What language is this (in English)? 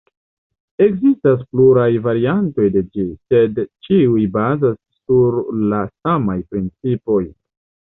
Esperanto